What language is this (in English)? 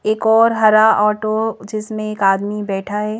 Hindi